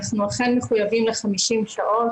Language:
Hebrew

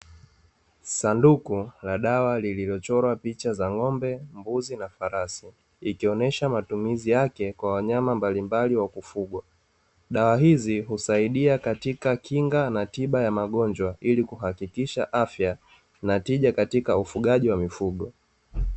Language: Swahili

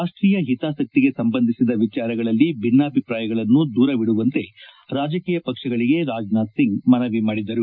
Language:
Kannada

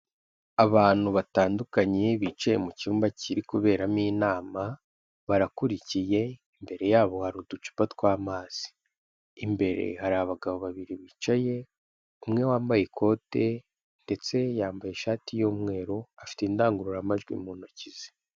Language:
Kinyarwanda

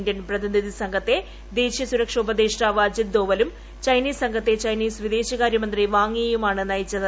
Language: Malayalam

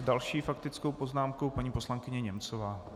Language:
Czech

